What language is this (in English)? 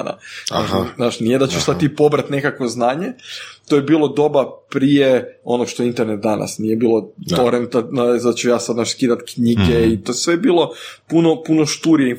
Croatian